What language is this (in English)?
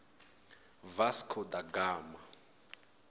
Tsonga